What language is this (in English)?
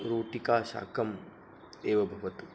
Sanskrit